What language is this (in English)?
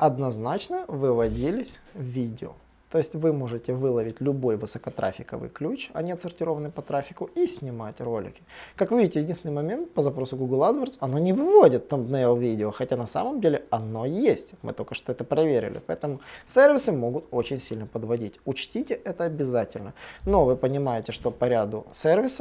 Russian